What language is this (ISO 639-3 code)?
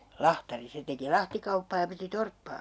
fin